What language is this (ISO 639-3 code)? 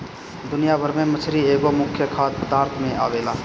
bho